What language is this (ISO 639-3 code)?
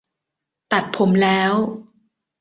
tha